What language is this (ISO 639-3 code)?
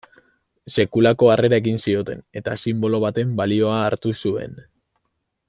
eus